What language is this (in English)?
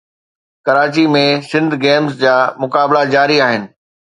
Sindhi